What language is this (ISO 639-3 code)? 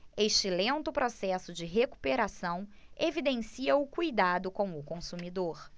por